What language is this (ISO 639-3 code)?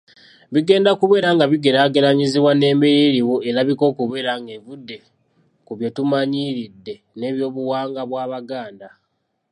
lug